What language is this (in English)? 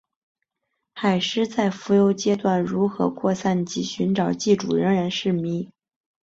Chinese